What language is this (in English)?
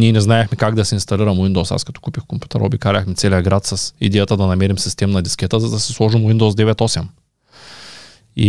Bulgarian